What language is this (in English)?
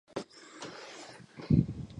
Chinese